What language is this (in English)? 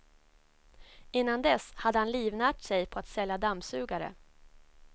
Swedish